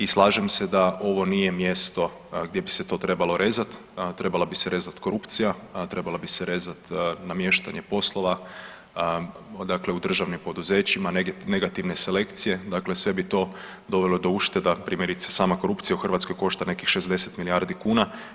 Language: Croatian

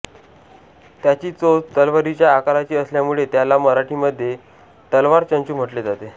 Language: Marathi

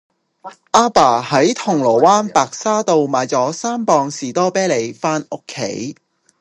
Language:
Cantonese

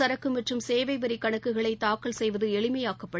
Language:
Tamil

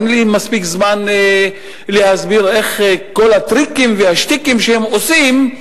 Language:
Hebrew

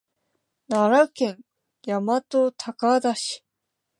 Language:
Japanese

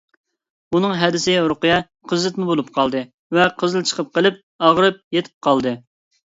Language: Uyghur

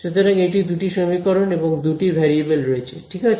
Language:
Bangla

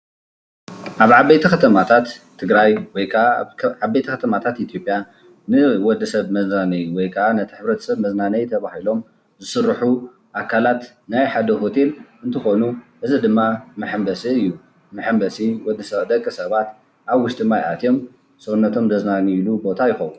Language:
Tigrinya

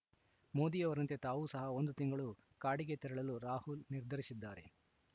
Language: Kannada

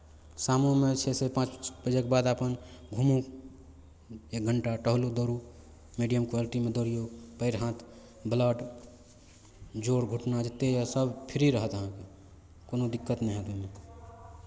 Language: Maithili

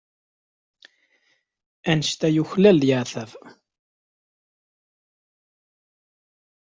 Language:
Kabyle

